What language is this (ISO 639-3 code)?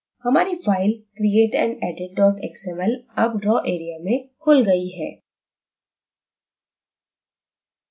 hin